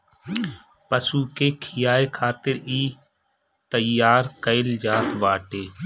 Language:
Bhojpuri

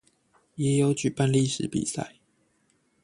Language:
Chinese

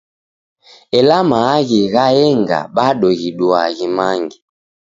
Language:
Taita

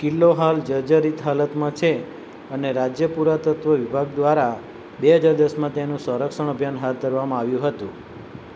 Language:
Gujarati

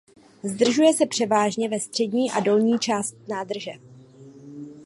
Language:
Czech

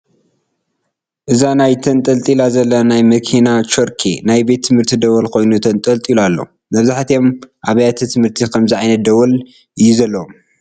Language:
Tigrinya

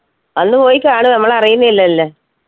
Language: Malayalam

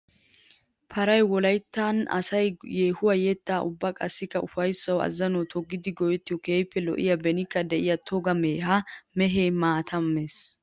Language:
Wolaytta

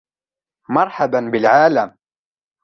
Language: Arabic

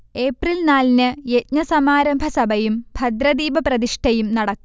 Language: Malayalam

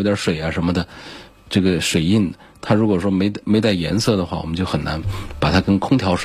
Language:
Chinese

